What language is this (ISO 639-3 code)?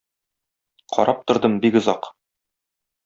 tat